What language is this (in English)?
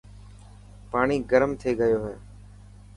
Dhatki